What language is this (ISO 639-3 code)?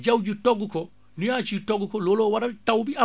wol